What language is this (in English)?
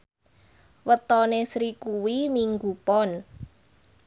Javanese